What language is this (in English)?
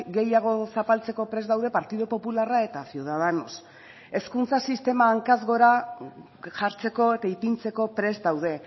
Basque